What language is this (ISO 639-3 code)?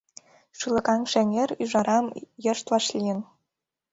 chm